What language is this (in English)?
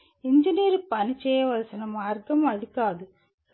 Telugu